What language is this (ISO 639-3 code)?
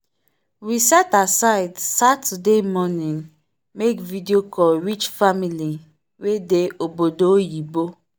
pcm